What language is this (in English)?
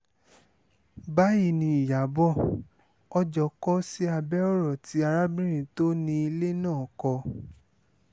Yoruba